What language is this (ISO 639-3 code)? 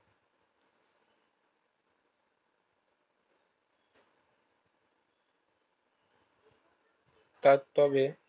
ben